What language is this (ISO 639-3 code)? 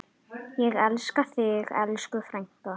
isl